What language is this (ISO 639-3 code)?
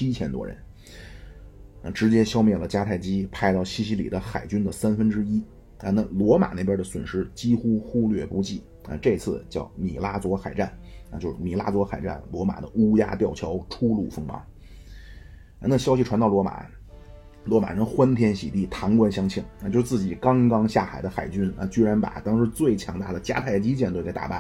zho